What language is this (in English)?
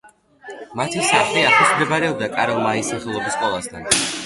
Georgian